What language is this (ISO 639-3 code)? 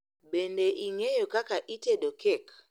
luo